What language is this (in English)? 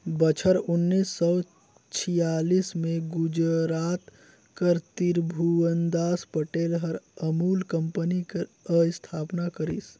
Chhattisgarhi